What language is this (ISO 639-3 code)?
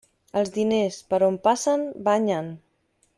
cat